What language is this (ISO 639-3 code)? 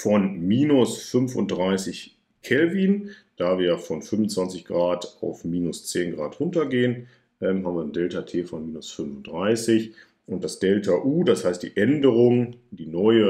deu